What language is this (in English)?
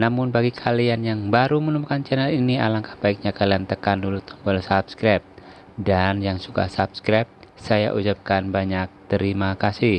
Indonesian